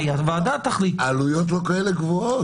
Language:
Hebrew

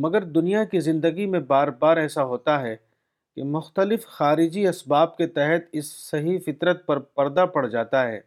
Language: Urdu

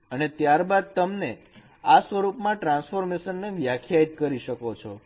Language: Gujarati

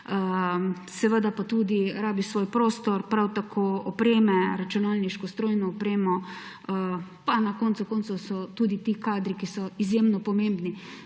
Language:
Slovenian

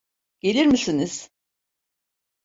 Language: Turkish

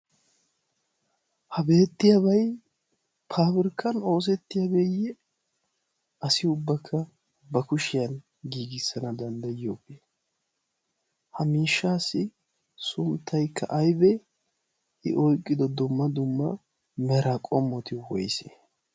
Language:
Wolaytta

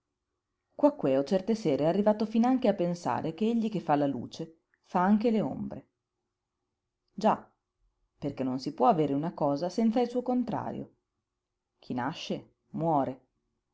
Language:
Italian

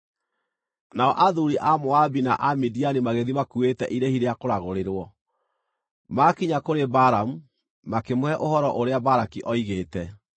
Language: Kikuyu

